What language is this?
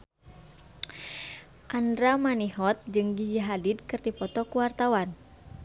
Sundanese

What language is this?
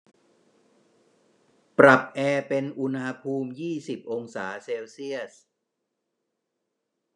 Thai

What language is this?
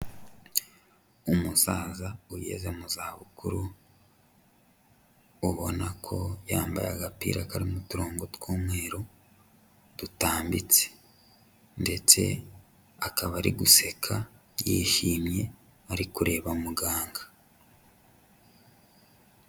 Kinyarwanda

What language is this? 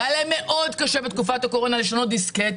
Hebrew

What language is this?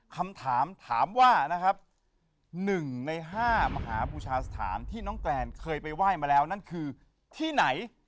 Thai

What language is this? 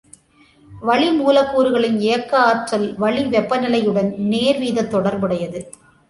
Tamil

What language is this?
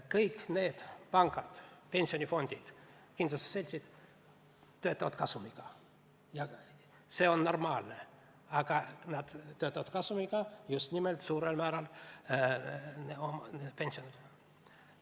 Estonian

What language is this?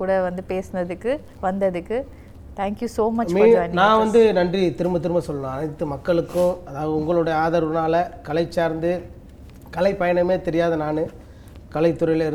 Tamil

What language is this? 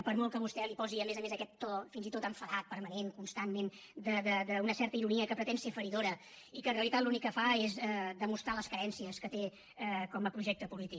Catalan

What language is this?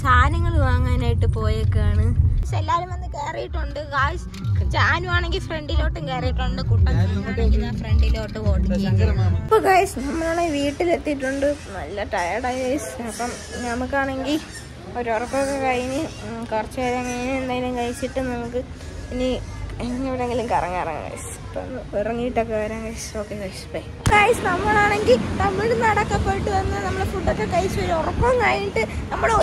Malayalam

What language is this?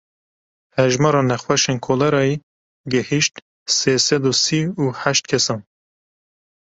Kurdish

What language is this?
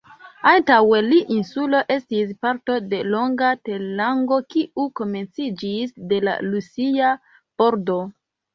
Esperanto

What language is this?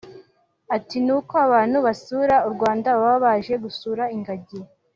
Kinyarwanda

